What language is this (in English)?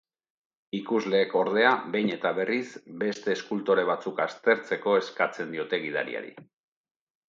Basque